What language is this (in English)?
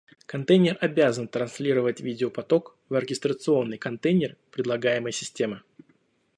Russian